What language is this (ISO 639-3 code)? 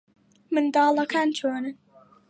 ckb